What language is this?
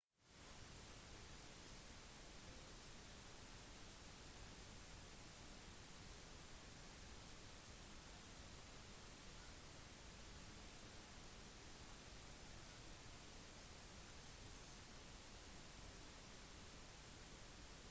Norwegian Bokmål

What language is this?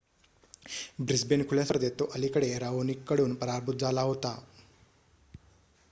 Marathi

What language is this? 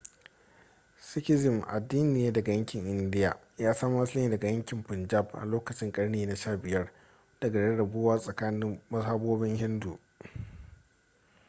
Hausa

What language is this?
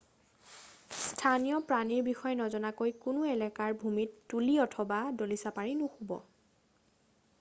Assamese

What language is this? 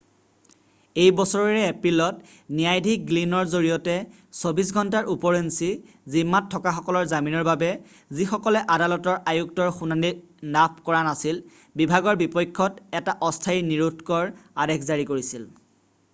Assamese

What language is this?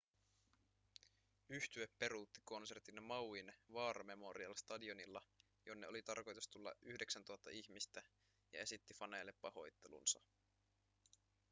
Finnish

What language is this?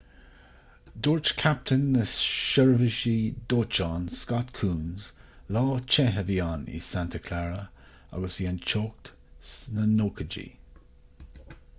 Irish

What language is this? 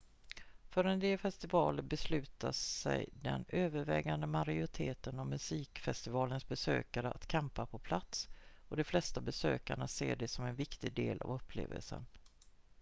Swedish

